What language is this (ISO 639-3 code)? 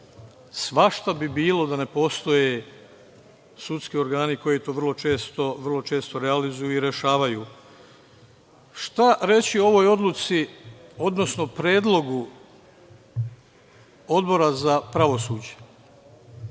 srp